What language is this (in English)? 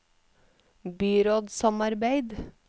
Norwegian